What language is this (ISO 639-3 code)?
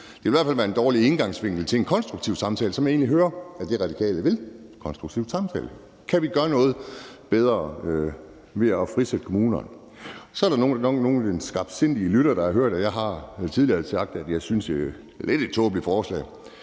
dan